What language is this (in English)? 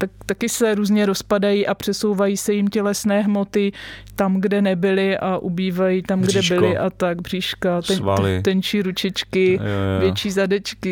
Czech